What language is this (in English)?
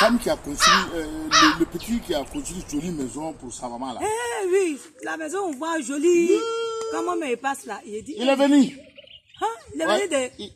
French